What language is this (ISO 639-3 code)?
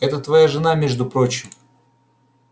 rus